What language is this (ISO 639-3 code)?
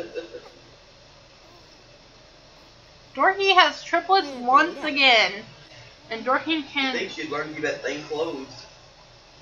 eng